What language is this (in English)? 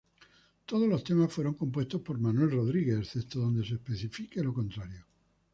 Spanish